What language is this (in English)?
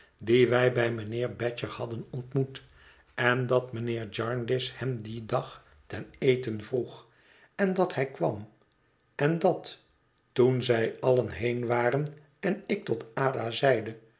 Dutch